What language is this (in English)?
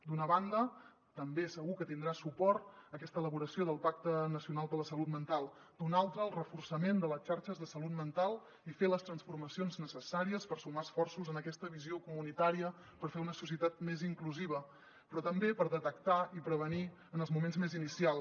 Catalan